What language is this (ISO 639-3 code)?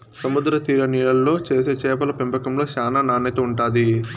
tel